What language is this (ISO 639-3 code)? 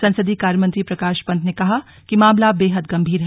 hin